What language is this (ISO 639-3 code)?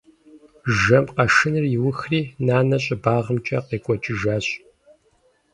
kbd